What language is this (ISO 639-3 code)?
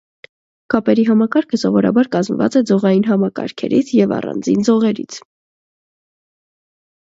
hye